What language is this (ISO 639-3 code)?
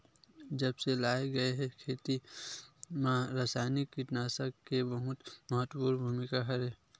hne